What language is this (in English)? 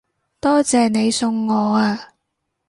Cantonese